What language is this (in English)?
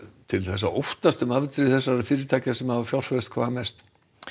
Icelandic